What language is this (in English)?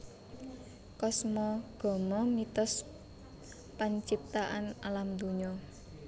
Javanese